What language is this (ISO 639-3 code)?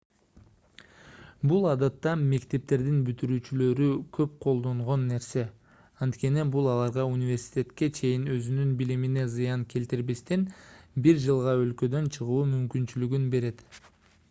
kir